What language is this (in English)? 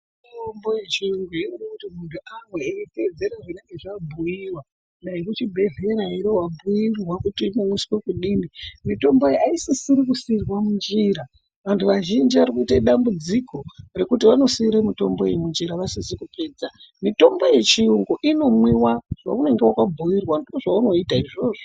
Ndau